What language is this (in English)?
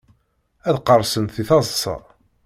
Kabyle